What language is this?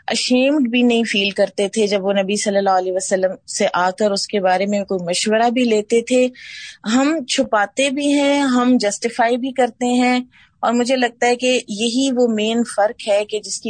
Urdu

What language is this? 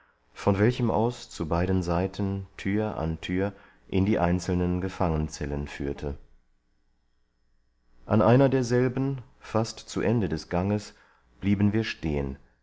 German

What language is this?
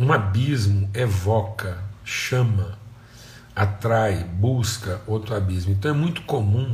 Portuguese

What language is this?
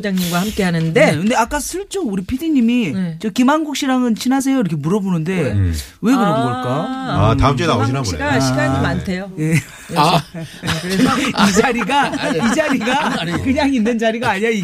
Korean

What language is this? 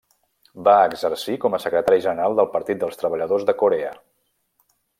Catalan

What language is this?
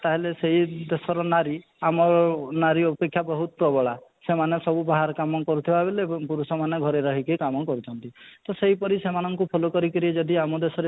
Odia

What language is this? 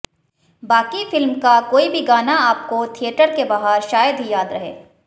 Hindi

